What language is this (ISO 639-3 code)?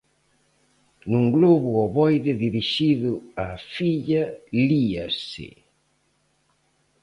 glg